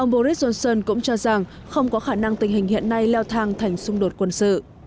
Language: Vietnamese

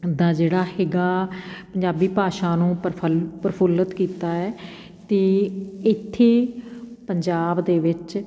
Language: Punjabi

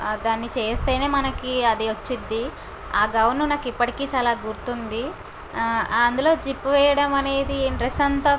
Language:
Telugu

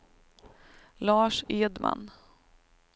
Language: Swedish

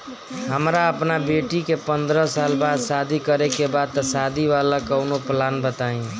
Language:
Bhojpuri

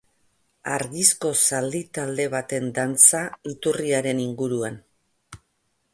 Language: Basque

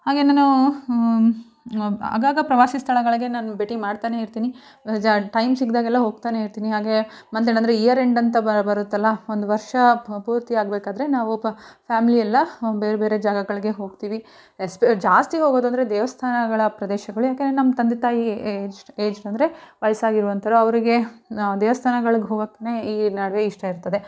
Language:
Kannada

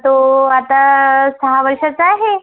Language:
Marathi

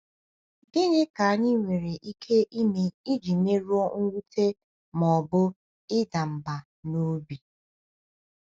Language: Igbo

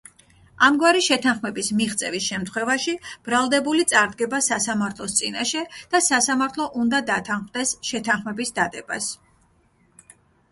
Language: Georgian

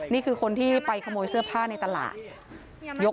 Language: Thai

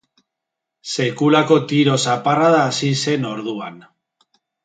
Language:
Basque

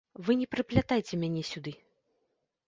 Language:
Belarusian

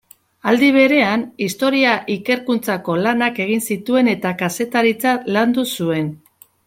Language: Basque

